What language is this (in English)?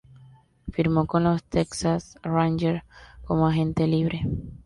Spanish